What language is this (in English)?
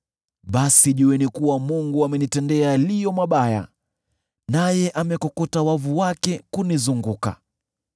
Swahili